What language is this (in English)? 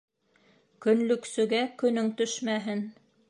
Bashkir